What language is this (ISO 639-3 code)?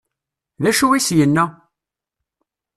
kab